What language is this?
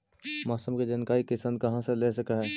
Magahi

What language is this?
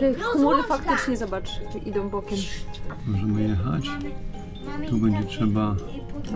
Polish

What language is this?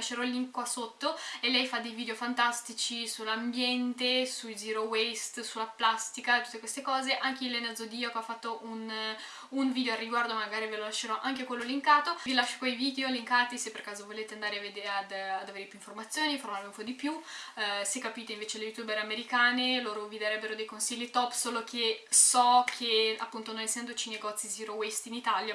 Italian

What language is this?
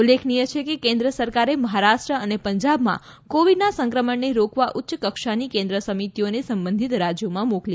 Gujarati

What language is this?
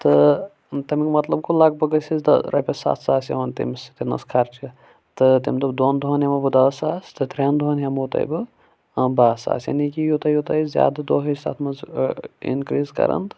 Kashmiri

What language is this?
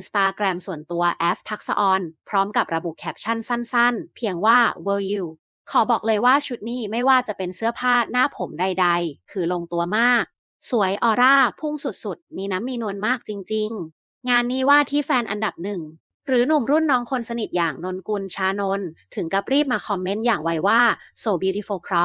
Thai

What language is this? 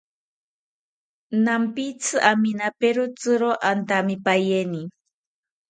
South Ucayali Ashéninka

